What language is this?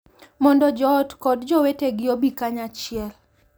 Luo (Kenya and Tanzania)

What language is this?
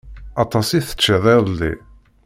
Kabyle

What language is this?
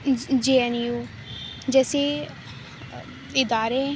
Urdu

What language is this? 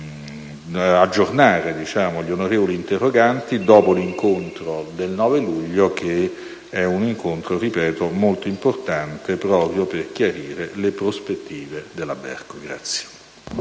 Italian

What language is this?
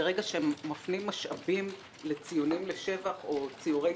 Hebrew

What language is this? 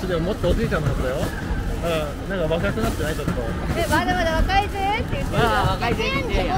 Japanese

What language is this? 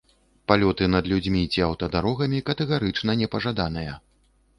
Belarusian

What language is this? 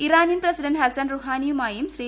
Malayalam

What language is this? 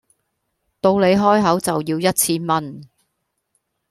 Cantonese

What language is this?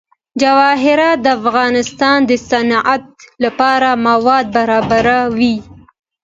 Pashto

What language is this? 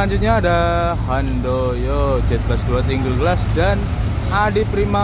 Indonesian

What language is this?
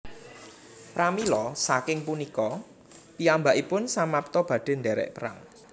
Javanese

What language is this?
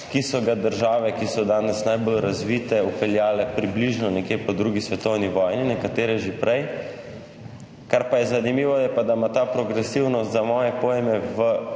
Slovenian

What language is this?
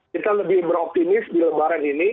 Indonesian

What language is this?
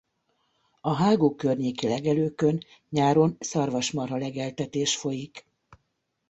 Hungarian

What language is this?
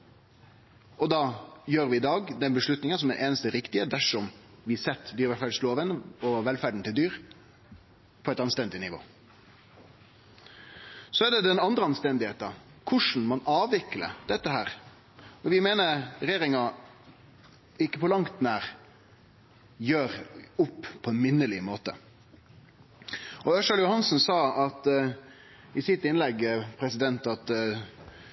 Norwegian Nynorsk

